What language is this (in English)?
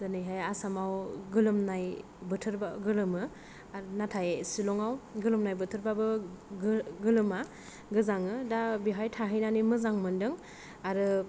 Bodo